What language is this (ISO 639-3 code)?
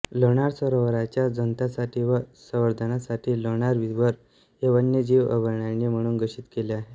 mar